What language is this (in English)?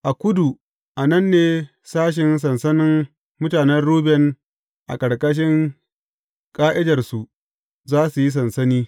Hausa